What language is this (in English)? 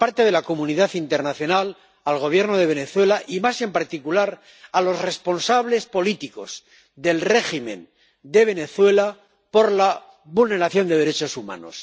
Spanish